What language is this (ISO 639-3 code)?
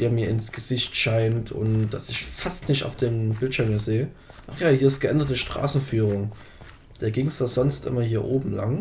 deu